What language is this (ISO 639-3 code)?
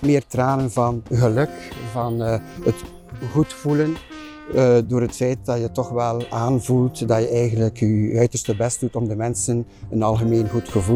nld